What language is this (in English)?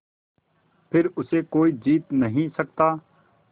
Hindi